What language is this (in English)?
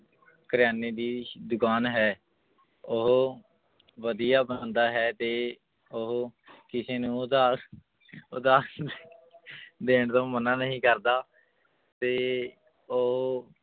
Punjabi